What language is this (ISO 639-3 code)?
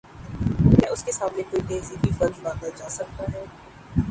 urd